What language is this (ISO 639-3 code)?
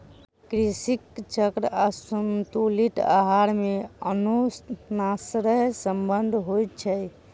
mai